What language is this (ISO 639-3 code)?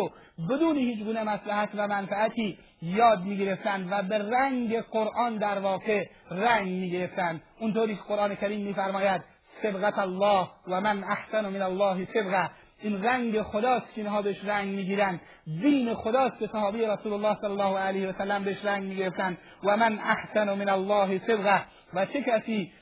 fas